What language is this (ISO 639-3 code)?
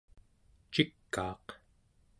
esu